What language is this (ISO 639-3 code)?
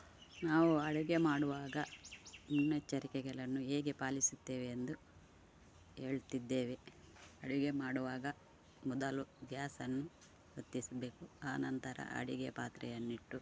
kan